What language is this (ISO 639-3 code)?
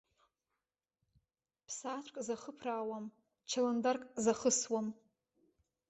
abk